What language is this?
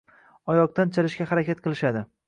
Uzbek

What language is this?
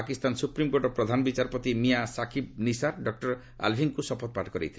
Odia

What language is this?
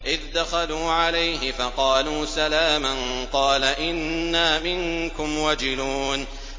Arabic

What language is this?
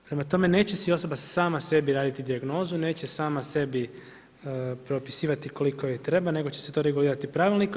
Croatian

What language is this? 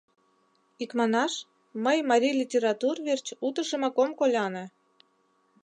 Mari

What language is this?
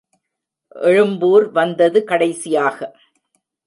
Tamil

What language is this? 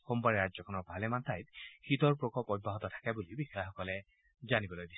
Assamese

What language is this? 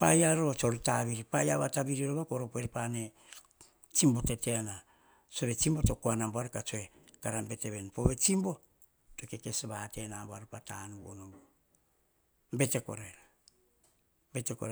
Hahon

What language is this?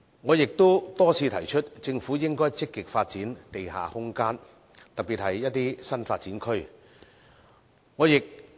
Cantonese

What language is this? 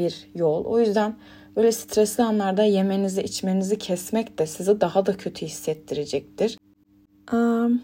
Turkish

